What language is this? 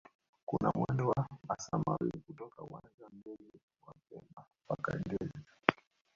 Swahili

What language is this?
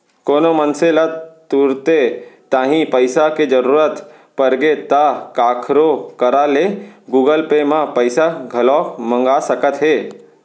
Chhattisgarhi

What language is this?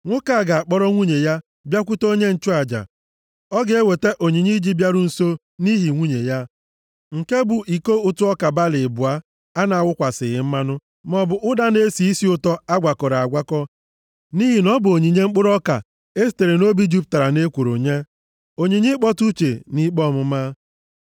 Igbo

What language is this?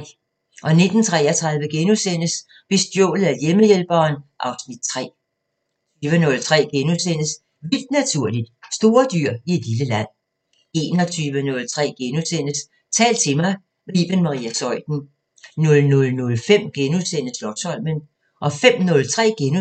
Danish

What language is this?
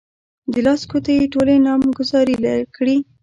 Pashto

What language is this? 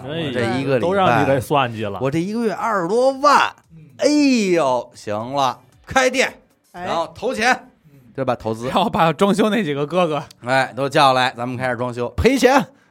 Chinese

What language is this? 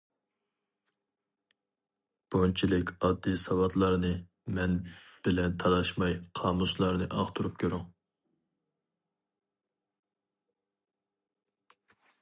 Uyghur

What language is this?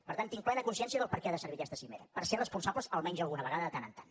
Catalan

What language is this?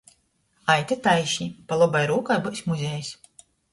Latgalian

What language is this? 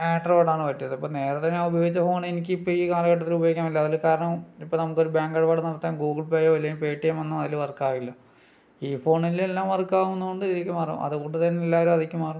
Malayalam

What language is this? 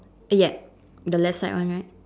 English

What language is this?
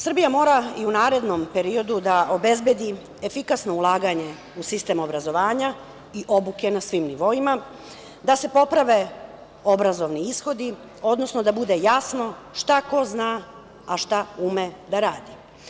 Serbian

